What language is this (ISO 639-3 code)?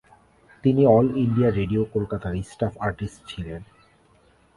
ben